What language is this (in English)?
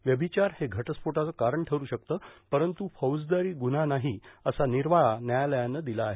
Marathi